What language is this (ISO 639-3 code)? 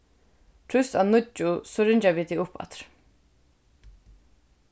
fao